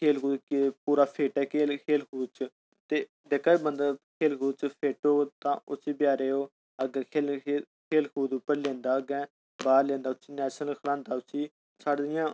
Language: Dogri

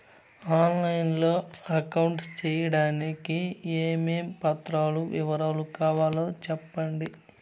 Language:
Telugu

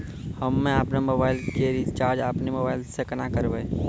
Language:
Maithili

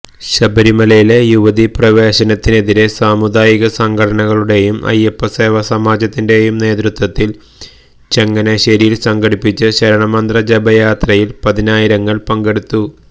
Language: Malayalam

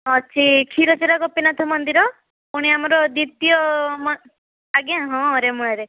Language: Odia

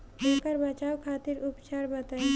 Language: Bhojpuri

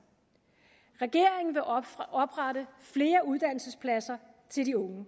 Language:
Danish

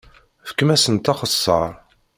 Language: Kabyle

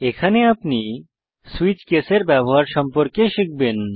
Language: Bangla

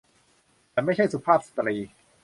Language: Thai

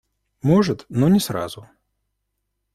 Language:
Russian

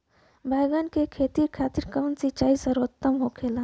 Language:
Bhojpuri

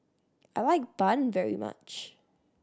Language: English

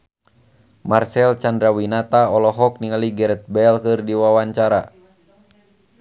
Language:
Sundanese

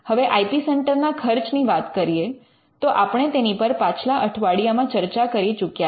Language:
Gujarati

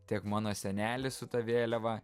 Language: Lithuanian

